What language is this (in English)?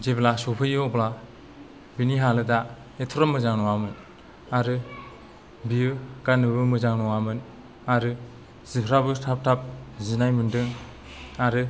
Bodo